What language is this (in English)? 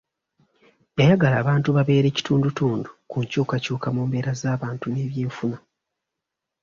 Ganda